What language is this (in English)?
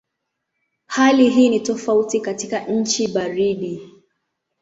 Swahili